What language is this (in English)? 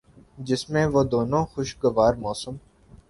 Urdu